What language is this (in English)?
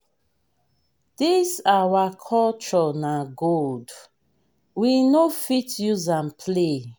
Nigerian Pidgin